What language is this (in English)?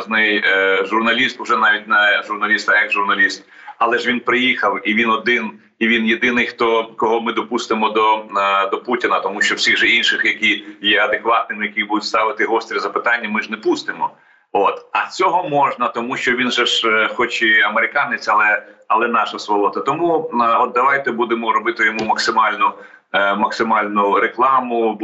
Ukrainian